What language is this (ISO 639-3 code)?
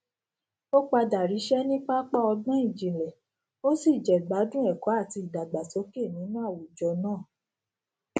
yor